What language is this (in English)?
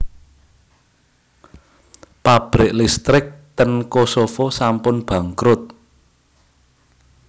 Javanese